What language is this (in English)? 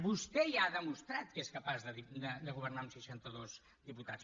Catalan